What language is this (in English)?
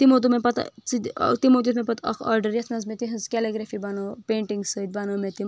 Kashmiri